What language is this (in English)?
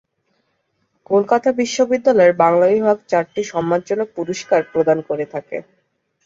Bangla